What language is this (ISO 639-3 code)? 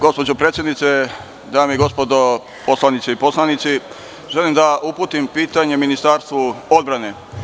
srp